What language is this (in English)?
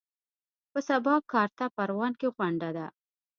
Pashto